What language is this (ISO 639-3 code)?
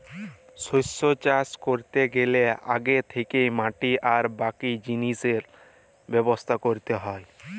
ben